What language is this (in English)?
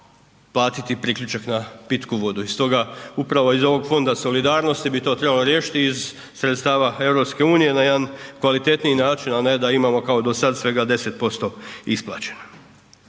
Croatian